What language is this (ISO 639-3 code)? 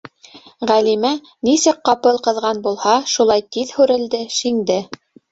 bak